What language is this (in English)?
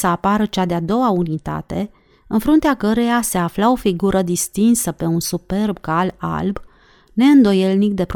Romanian